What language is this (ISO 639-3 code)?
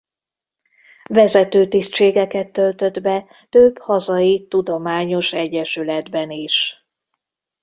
hun